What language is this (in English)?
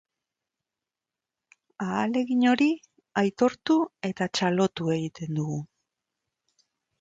Basque